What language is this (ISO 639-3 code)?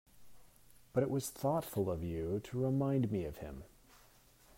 eng